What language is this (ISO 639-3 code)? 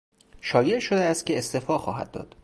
fas